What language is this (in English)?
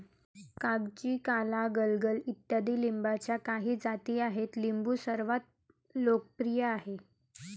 Marathi